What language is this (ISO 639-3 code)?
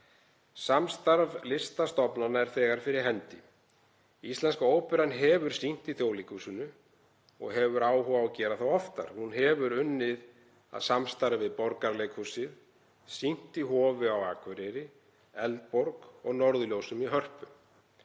isl